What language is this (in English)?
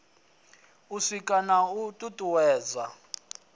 Venda